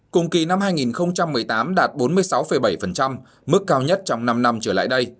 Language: Vietnamese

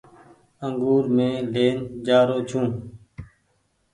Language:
Goaria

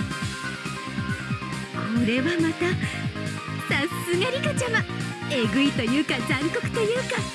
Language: Japanese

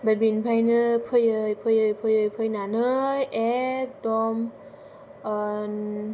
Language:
Bodo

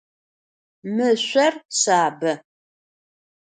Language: Adyghe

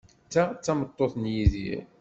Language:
Kabyle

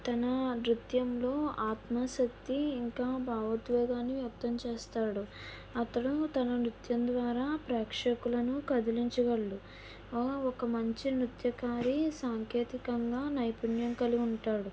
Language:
Telugu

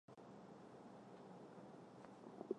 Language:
Chinese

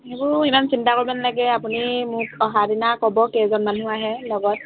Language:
Assamese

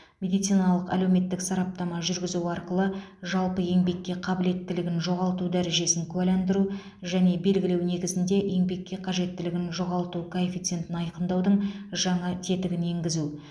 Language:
Kazakh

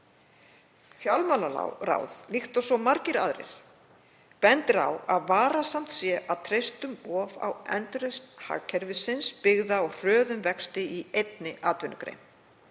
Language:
Icelandic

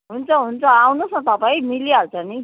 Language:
Nepali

